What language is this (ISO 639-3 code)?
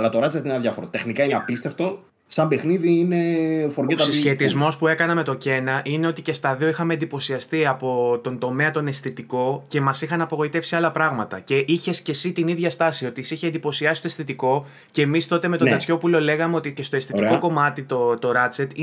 ell